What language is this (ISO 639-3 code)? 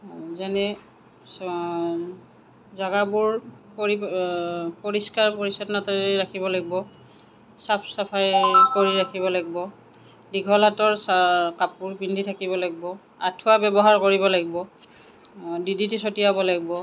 asm